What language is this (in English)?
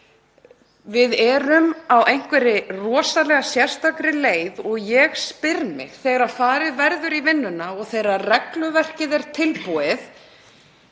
Icelandic